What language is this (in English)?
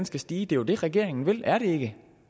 Danish